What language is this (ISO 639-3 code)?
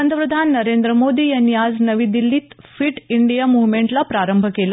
mar